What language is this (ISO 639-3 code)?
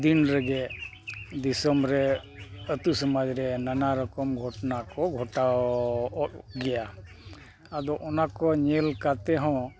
sat